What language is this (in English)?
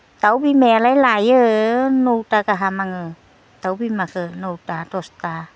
Bodo